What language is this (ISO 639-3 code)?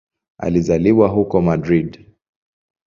swa